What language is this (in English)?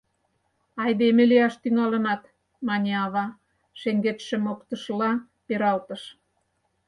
Mari